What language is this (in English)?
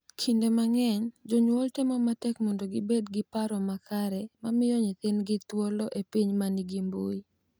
Luo (Kenya and Tanzania)